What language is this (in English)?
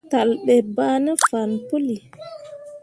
Mundang